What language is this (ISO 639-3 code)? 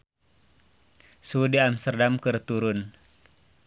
sun